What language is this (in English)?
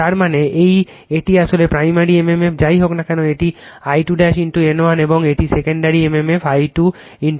Bangla